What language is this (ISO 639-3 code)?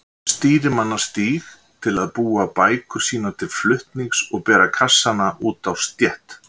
isl